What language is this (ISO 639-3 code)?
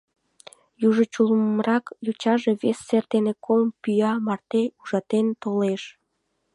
chm